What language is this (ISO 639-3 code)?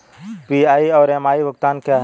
hin